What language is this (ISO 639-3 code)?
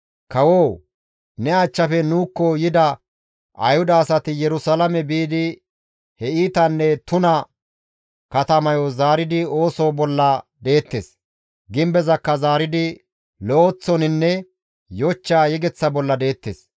gmv